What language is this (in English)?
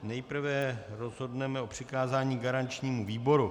Czech